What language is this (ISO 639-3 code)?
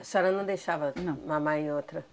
por